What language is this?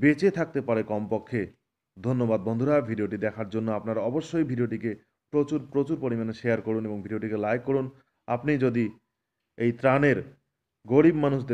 Hindi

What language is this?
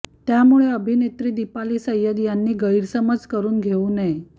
Marathi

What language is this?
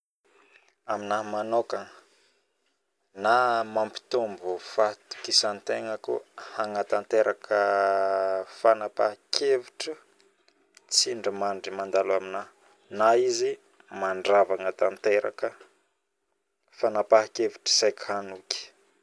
Northern Betsimisaraka Malagasy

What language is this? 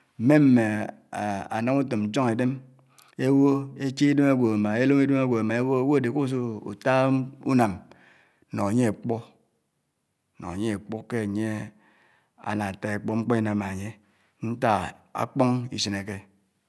Anaang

